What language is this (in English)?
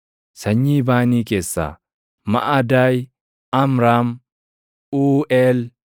Oromo